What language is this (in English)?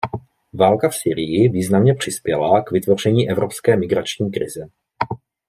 Czech